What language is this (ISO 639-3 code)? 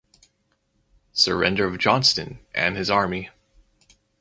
eng